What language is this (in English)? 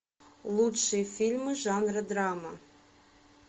Russian